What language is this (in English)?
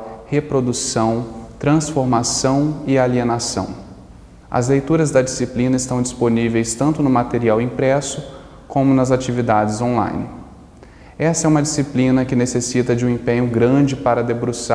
Portuguese